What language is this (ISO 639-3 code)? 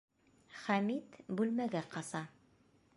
bak